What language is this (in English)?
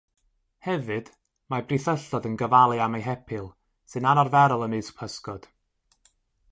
Welsh